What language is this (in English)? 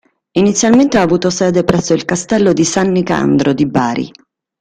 Italian